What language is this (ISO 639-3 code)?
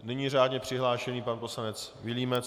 ces